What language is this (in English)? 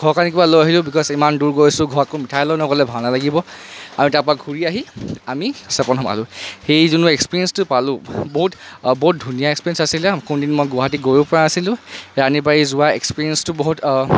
Assamese